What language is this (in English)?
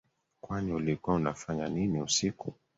Swahili